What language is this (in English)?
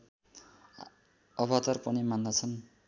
Nepali